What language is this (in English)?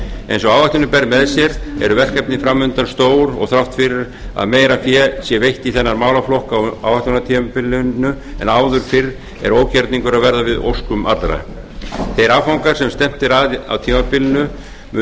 Icelandic